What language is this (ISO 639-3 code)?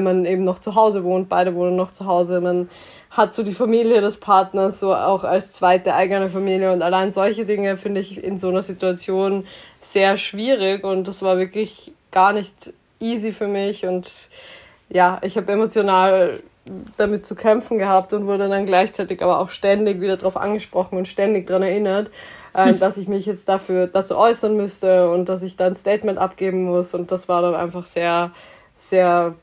deu